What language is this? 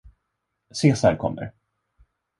Swedish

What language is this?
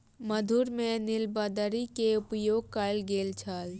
Maithili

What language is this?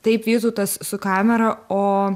Lithuanian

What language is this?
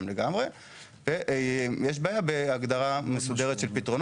Hebrew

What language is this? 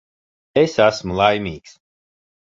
Latvian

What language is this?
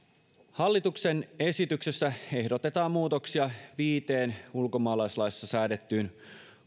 Finnish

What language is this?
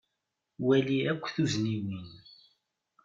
Kabyle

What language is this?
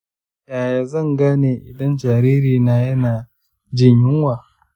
Hausa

